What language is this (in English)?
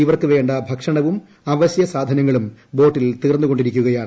Malayalam